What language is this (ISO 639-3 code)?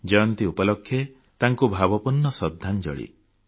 ori